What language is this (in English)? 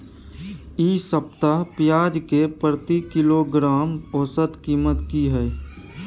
Maithili